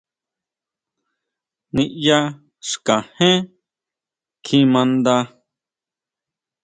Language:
Huautla Mazatec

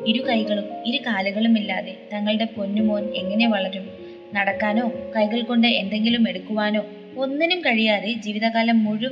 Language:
Malayalam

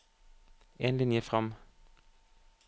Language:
Norwegian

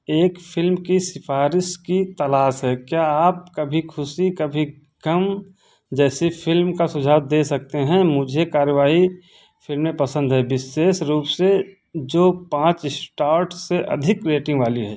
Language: Hindi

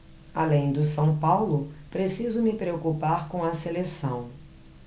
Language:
Portuguese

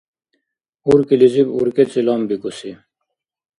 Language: Dargwa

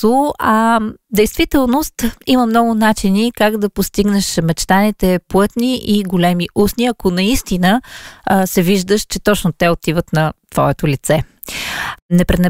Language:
Bulgarian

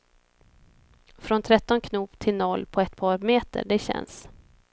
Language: Swedish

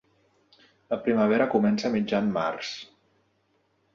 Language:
Catalan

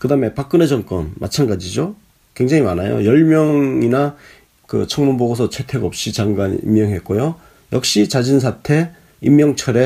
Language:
Korean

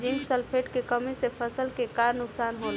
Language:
Bhojpuri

